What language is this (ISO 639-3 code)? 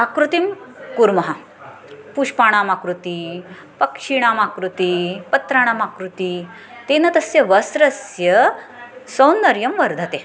san